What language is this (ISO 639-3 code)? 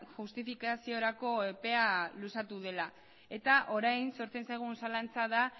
eus